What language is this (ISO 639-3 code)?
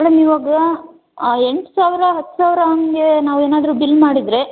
kan